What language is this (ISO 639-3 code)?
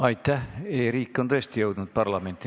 est